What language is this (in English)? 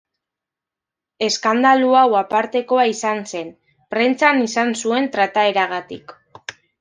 Basque